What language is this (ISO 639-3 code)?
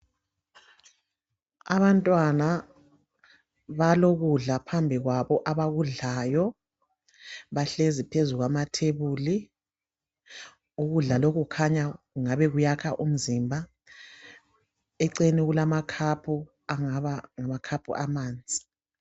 nde